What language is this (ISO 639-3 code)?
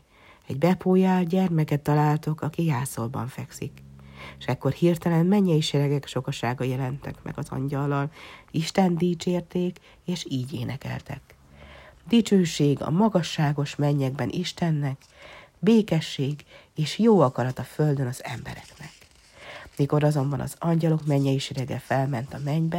hun